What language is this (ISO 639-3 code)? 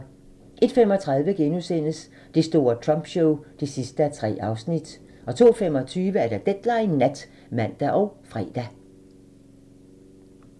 dan